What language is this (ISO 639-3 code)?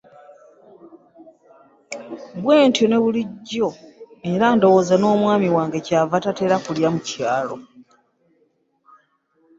lug